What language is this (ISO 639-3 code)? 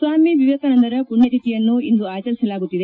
kan